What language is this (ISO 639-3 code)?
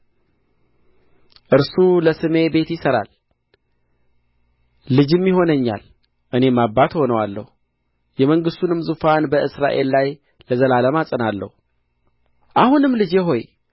amh